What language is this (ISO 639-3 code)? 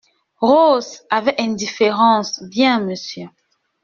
fra